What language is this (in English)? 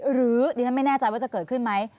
Thai